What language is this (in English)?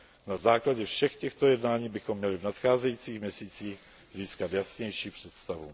Czech